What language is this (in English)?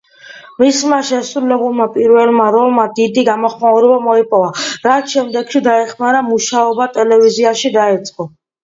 Georgian